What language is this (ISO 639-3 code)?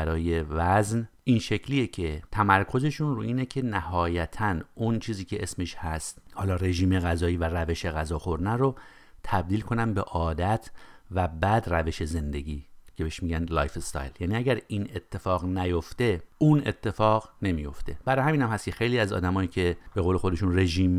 fas